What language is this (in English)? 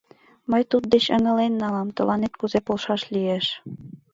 Mari